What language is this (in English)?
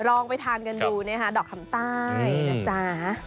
Thai